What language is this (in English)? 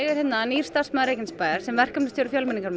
Icelandic